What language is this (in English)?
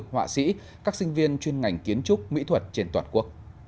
Vietnamese